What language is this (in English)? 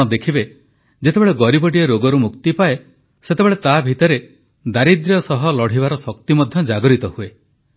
Odia